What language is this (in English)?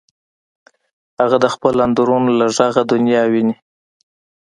Pashto